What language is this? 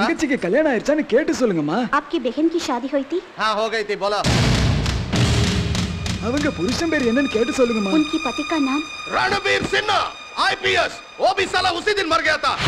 Hindi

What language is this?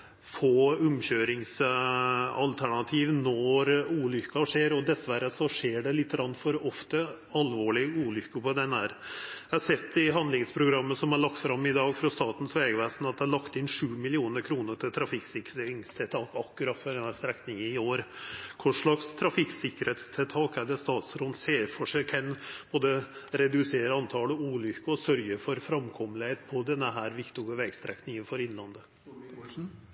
Norwegian Nynorsk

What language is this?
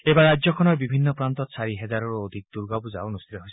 Assamese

